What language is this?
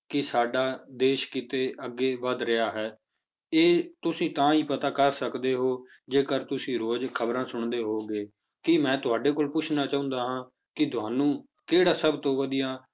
Punjabi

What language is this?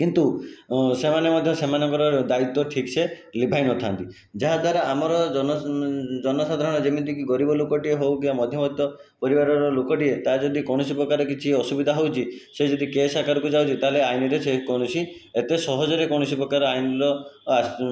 Odia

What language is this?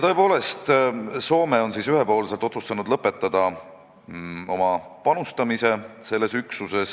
Estonian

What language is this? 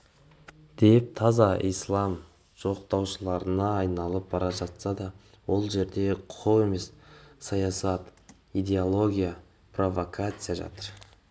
Kazakh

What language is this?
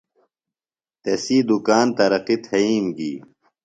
Phalura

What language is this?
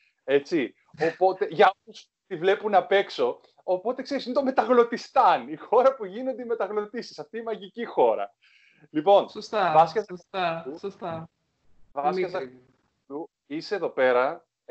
Greek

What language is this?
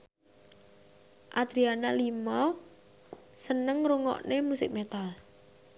Javanese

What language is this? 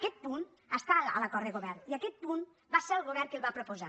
Catalan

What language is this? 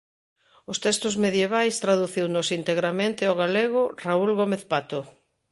Galician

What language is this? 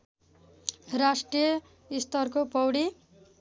Nepali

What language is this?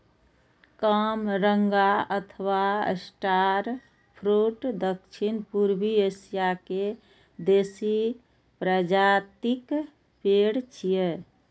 Maithili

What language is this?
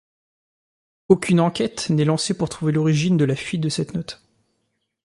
French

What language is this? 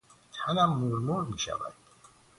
Persian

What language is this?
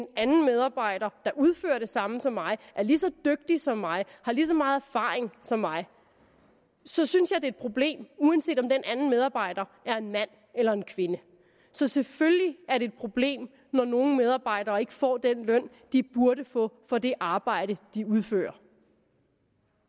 Danish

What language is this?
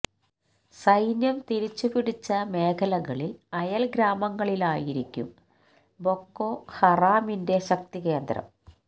Malayalam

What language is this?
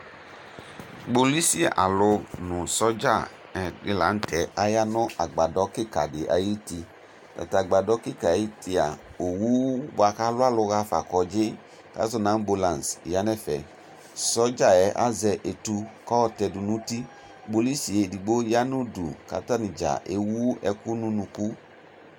Ikposo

